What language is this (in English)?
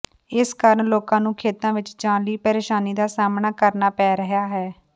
Punjabi